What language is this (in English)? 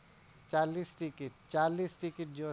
Gujarati